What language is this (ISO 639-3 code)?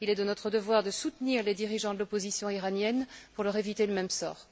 fra